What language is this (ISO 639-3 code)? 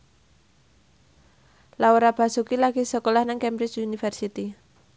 jav